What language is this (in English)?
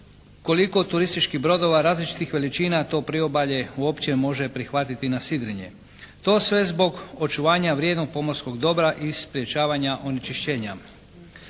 Croatian